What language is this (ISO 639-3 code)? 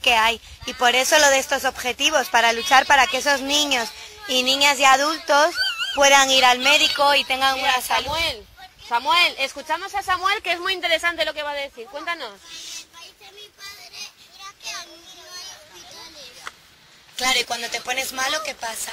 spa